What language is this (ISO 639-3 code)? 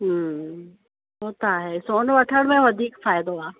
snd